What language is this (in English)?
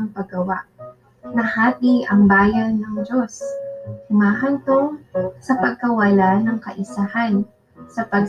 Filipino